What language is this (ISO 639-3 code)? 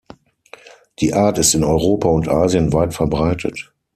deu